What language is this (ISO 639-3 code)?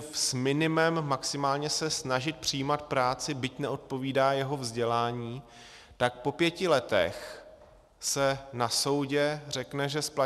ces